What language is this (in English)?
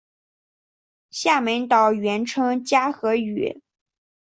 Chinese